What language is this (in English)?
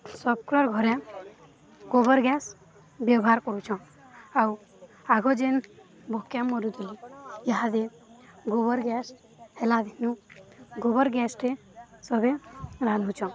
Odia